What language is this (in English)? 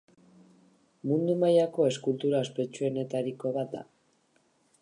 Basque